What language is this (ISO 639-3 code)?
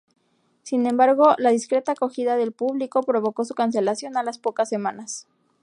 spa